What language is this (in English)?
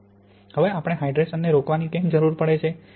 Gujarati